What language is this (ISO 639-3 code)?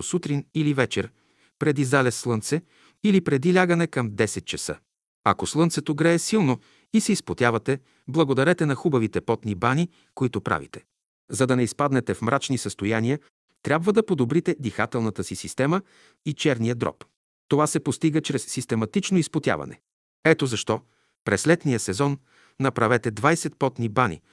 bul